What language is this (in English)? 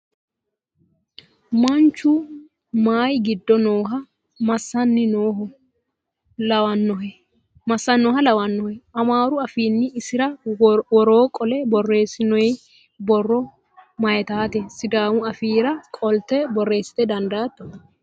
Sidamo